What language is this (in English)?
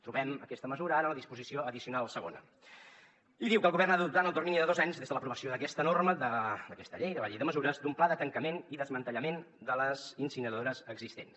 Catalan